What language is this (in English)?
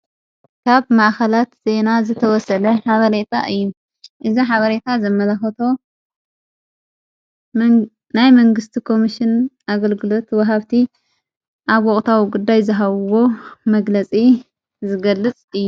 Tigrinya